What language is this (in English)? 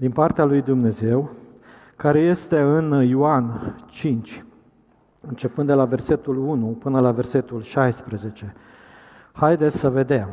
Romanian